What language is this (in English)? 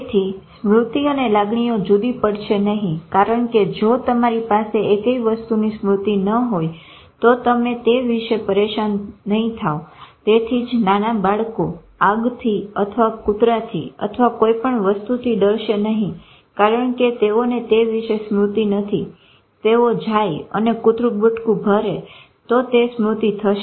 Gujarati